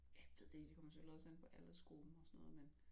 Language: Danish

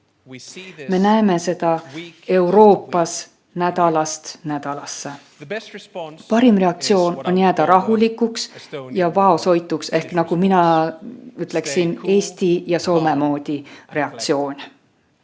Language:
Estonian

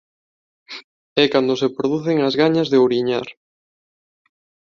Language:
Galician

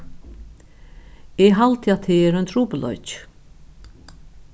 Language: Faroese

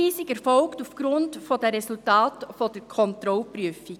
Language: Swiss German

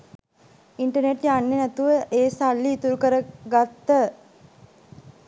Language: Sinhala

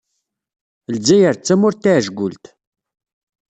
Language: Kabyle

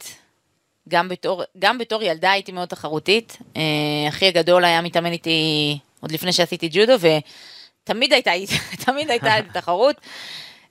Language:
Hebrew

